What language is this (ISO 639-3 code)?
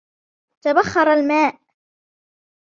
ara